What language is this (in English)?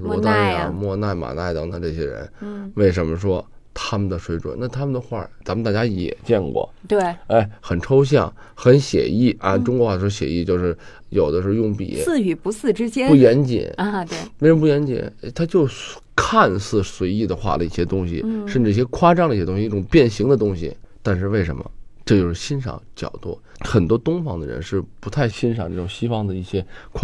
Chinese